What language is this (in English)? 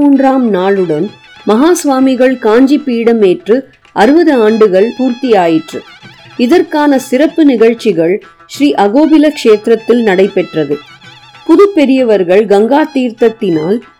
Tamil